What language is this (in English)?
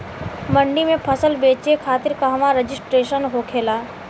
Bhojpuri